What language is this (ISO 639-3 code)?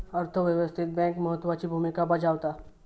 mar